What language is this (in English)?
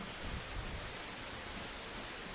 Malayalam